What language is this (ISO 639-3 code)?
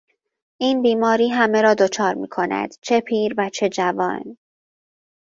fas